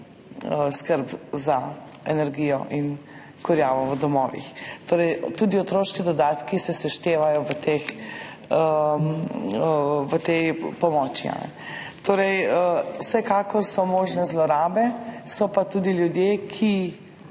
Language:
Slovenian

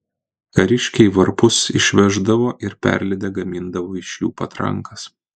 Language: Lithuanian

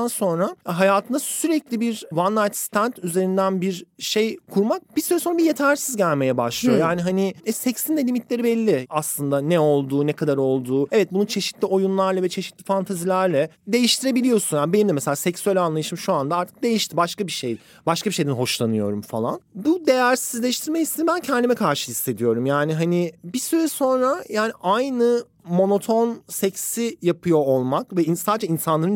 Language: Turkish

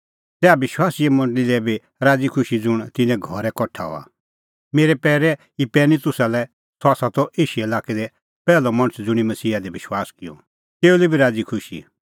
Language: Kullu Pahari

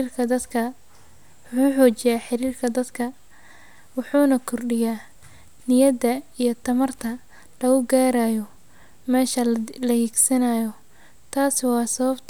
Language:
Somali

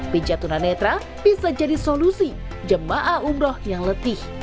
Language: Indonesian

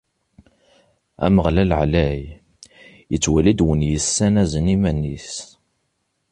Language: Kabyle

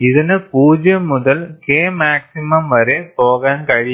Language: Malayalam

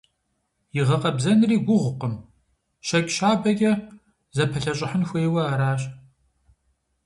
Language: Kabardian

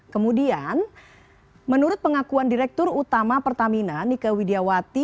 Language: Indonesian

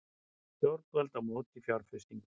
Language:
Icelandic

